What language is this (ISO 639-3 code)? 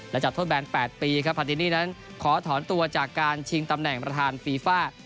tha